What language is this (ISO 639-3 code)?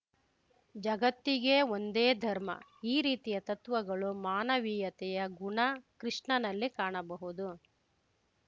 kan